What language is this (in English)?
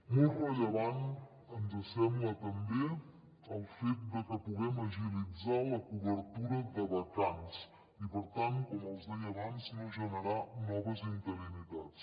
Catalan